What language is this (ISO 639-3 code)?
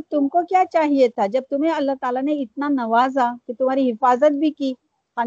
urd